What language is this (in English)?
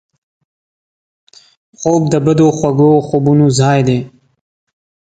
Pashto